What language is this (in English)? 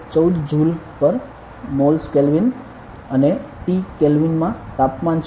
Gujarati